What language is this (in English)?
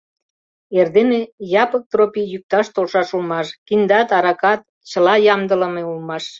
Mari